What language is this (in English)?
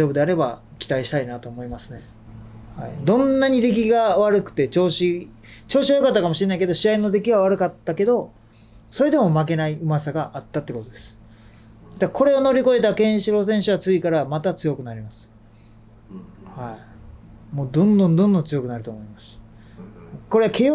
Japanese